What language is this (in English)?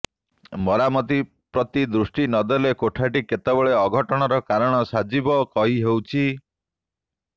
Odia